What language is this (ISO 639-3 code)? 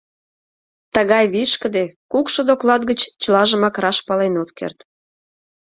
chm